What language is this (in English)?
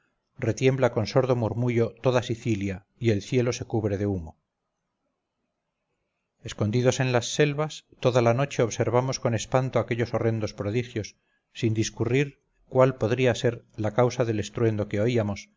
Spanish